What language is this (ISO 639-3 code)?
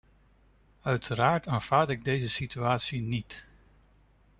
nld